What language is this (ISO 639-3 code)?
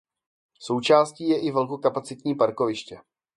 ces